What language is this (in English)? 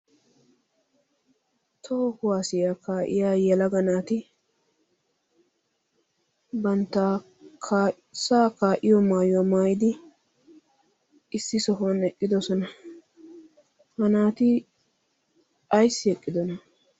Wolaytta